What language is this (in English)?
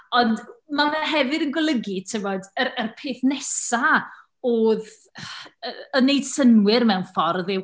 Welsh